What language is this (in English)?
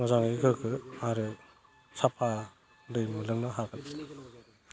Bodo